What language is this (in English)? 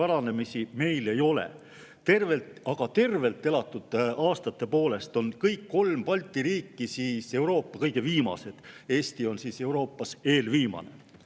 Estonian